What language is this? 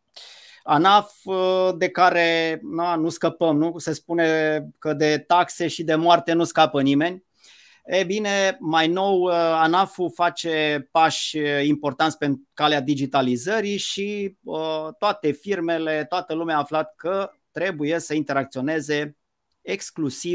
Romanian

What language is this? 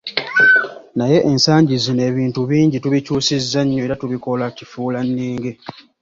Ganda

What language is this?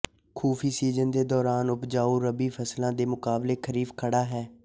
Punjabi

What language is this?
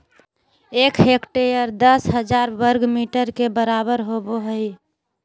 Magahi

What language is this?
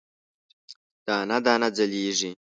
Pashto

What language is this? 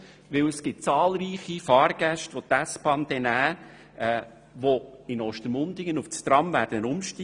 Swiss German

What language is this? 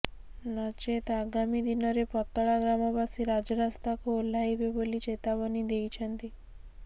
Odia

